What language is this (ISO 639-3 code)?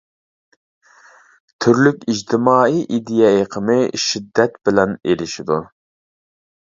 uig